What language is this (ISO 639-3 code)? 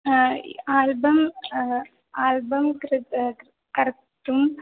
san